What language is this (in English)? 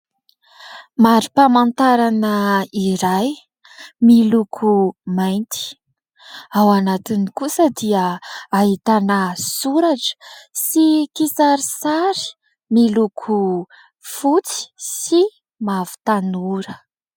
Malagasy